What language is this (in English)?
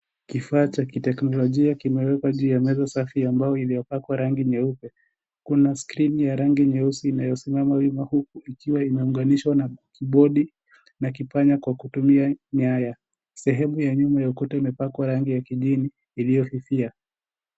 Swahili